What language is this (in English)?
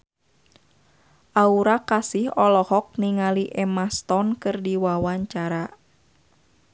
Sundanese